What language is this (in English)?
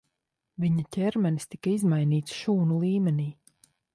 Latvian